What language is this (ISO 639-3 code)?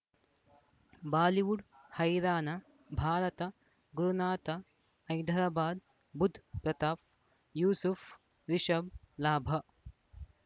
kan